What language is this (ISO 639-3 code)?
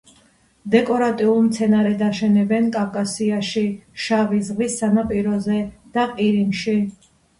kat